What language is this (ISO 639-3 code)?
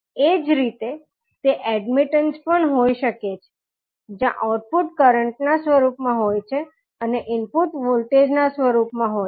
guj